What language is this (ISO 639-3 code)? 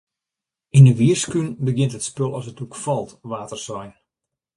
fry